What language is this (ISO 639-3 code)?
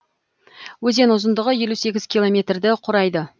kaz